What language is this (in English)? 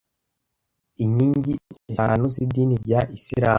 Kinyarwanda